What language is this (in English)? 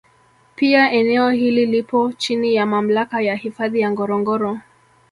Swahili